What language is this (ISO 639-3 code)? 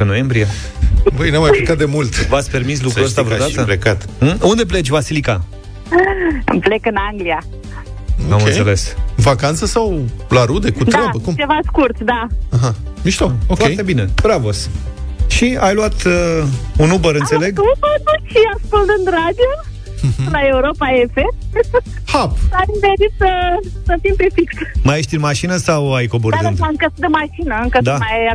ron